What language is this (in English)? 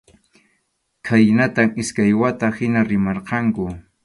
Arequipa-La Unión Quechua